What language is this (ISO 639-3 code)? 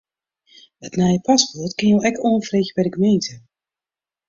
fry